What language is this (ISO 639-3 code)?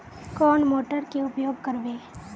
mag